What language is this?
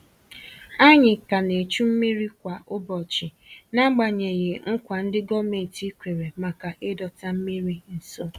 Igbo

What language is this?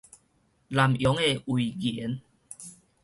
Min Nan Chinese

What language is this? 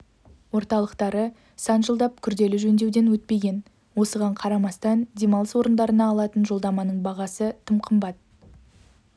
Kazakh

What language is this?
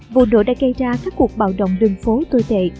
Vietnamese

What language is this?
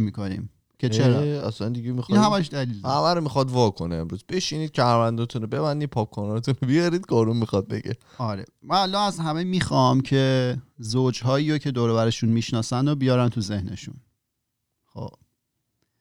Persian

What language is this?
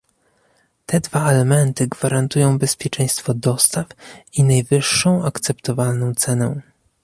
Polish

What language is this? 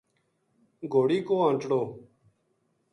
Gujari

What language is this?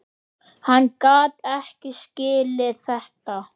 Icelandic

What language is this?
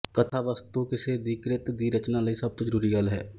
Punjabi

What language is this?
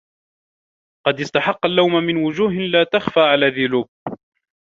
Arabic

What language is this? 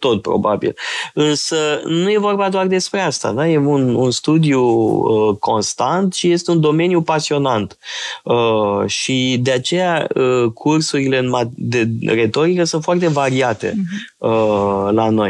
Romanian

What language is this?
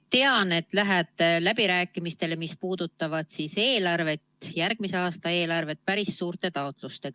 Estonian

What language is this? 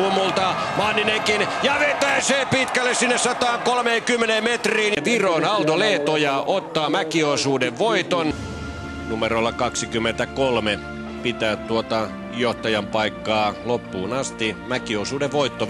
Finnish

